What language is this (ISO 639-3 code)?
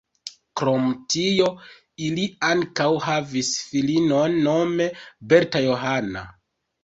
epo